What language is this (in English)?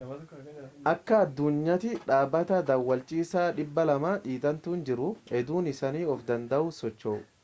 Oromo